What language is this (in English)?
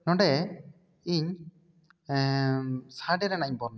Santali